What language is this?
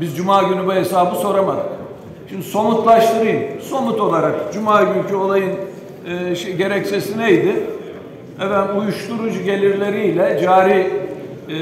Turkish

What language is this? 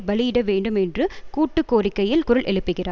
Tamil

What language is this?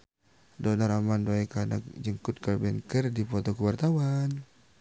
Sundanese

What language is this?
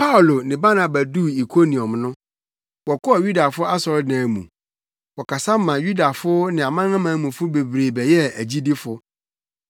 Akan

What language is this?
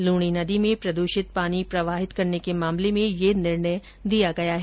Hindi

